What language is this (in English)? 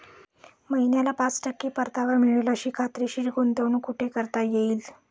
Marathi